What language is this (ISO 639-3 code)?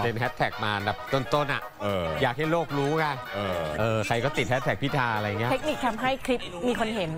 tha